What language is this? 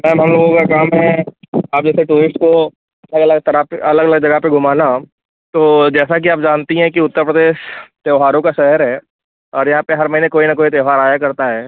Hindi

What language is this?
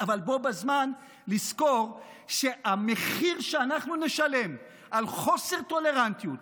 Hebrew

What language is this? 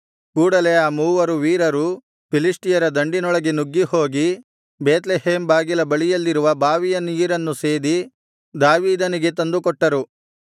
Kannada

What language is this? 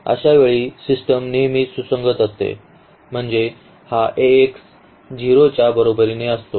Marathi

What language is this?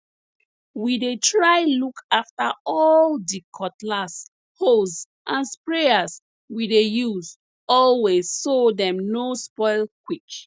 Nigerian Pidgin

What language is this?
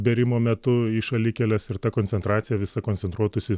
Lithuanian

